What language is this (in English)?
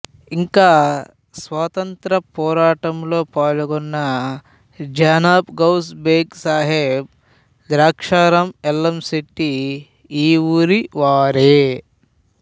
Telugu